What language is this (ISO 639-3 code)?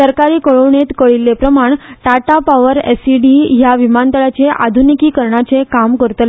kok